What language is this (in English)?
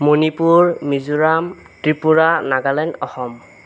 Assamese